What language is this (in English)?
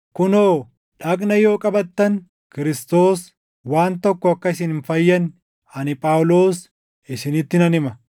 Oromo